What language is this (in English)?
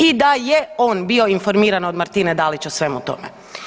Croatian